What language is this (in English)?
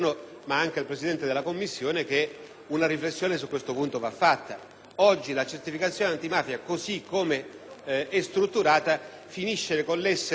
Italian